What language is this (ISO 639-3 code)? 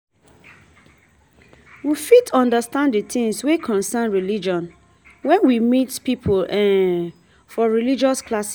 pcm